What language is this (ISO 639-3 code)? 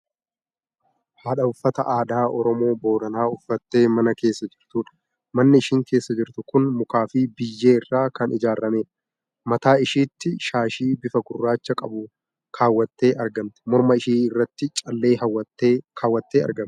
orm